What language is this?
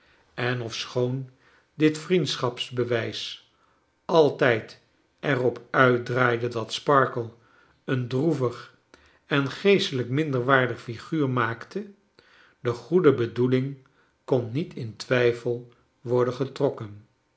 Dutch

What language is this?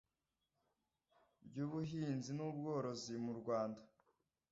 Kinyarwanda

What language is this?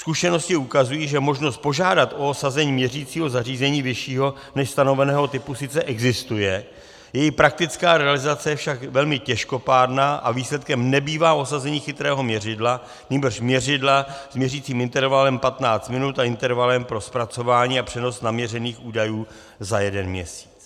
Czech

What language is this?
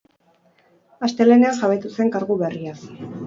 Basque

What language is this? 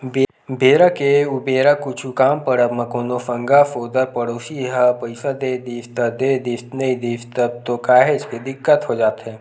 Chhattisgarhi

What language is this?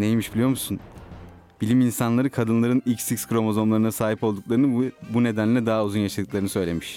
Turkish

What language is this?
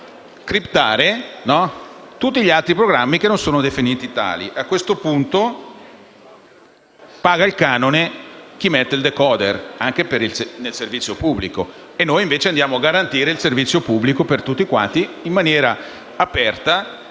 Italian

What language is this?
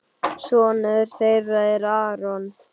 Icelandic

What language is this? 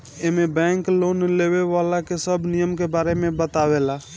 Bhojpuri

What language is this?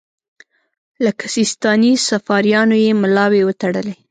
Pashto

